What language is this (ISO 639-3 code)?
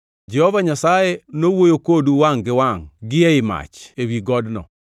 luo